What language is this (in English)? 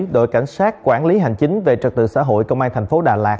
Vietnamese